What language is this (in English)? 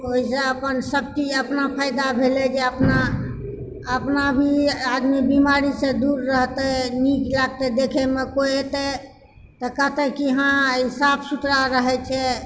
Maithili